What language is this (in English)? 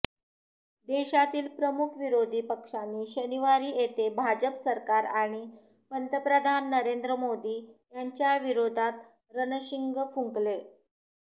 Marathi